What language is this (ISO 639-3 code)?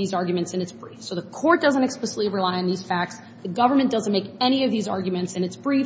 eng